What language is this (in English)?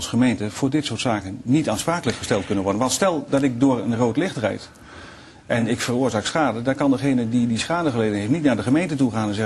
Dutch